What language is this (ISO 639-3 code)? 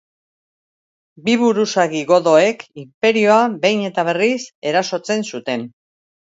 eus